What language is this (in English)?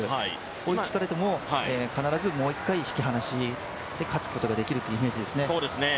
Japanese